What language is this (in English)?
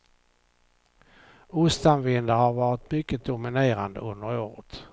Swedish